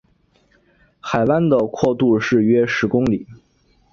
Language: Chinese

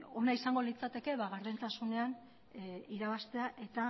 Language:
Basque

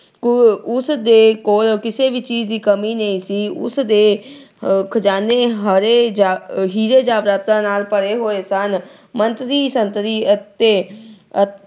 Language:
Punjabi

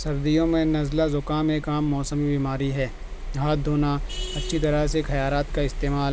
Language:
Urdu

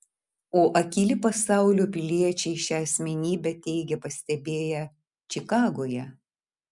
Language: Lithuanian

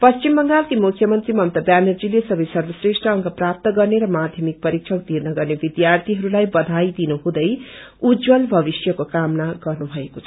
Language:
Nepali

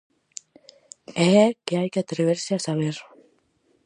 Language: Galician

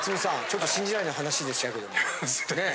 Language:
Japanese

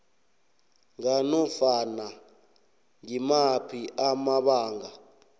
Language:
South Ndebele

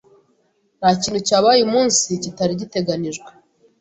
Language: Kinyarwanda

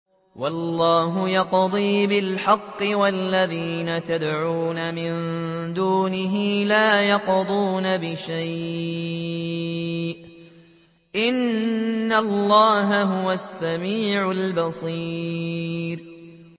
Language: Arabic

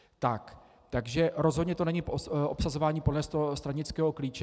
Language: Czech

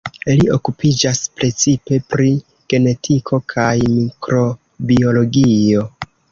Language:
Esperanto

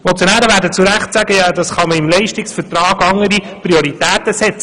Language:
Swiss German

